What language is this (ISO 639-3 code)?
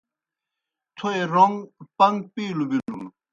plk